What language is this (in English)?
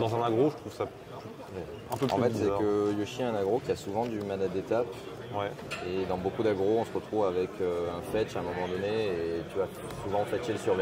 French